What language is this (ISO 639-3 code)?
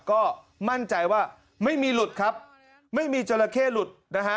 tha